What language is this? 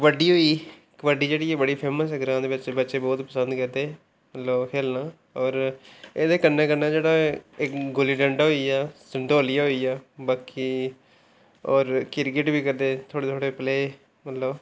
Dogri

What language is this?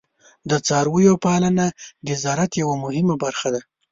Pashto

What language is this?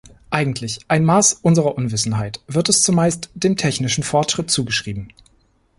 German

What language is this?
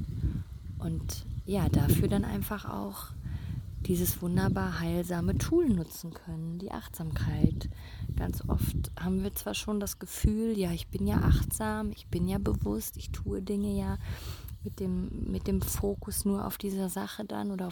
German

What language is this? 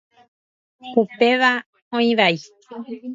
Guarani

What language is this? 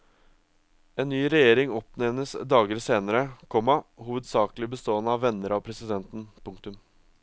Norwegian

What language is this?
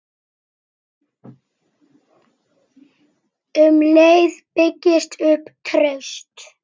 Icelandic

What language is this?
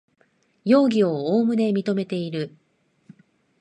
Japanese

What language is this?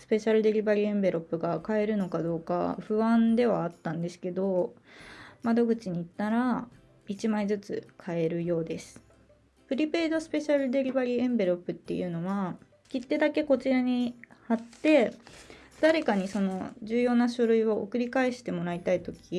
Japanese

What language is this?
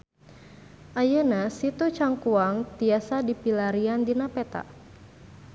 Sundanese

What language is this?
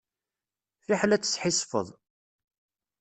Kabyle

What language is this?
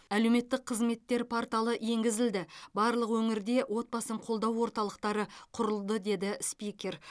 Kazakh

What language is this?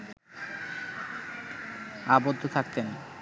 Bangla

